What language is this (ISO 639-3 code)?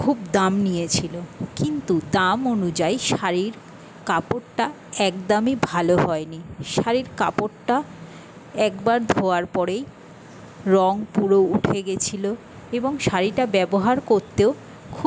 ben